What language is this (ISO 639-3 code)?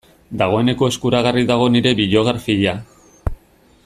eus